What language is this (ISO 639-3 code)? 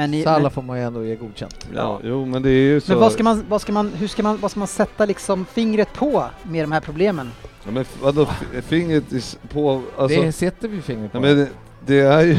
swe